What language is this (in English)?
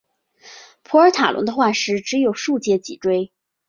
Chinese